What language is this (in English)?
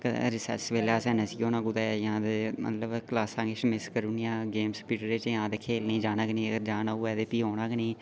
Dogri